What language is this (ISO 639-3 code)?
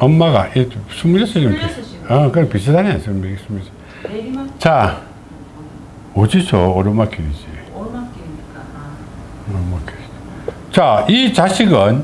kor